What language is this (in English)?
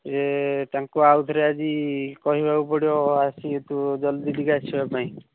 Odia